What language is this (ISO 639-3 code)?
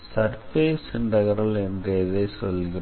tam